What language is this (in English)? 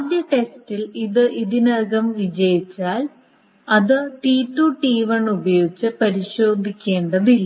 Malayalam